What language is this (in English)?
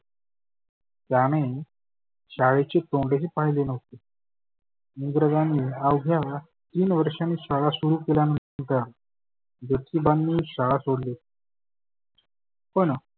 Marathi